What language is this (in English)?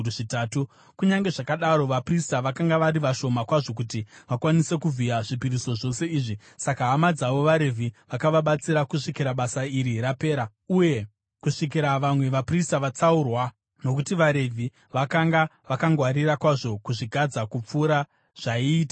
Shona